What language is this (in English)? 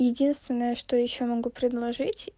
Russian